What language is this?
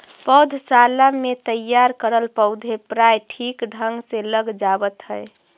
Magahi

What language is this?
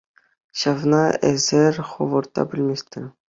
Chuvash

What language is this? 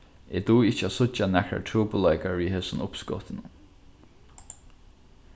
Faroese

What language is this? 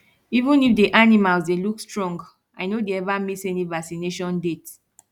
Nigerian Pidgin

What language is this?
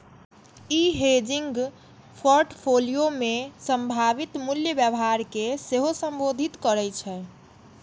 Maithili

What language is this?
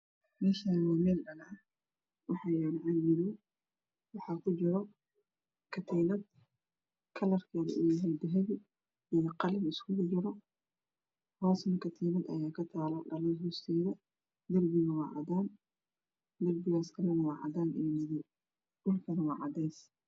Somali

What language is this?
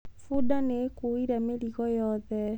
Kikuyu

